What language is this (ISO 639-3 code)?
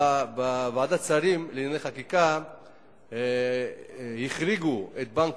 heb